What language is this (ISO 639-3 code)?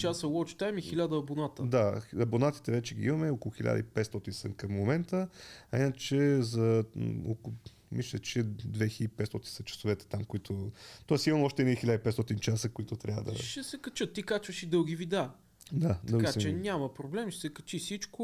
bul